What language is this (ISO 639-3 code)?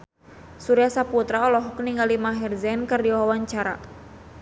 sun